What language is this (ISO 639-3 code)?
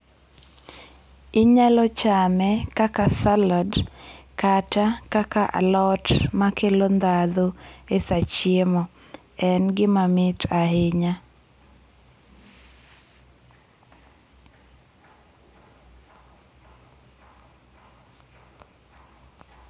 luo